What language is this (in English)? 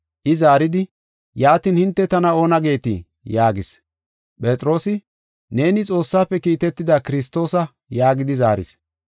Gofa